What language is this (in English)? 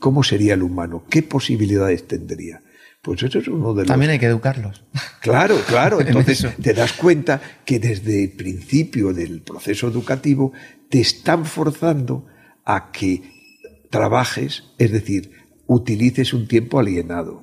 Spanish